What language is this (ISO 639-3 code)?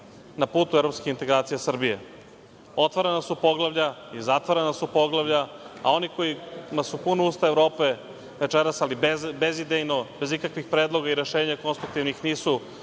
srp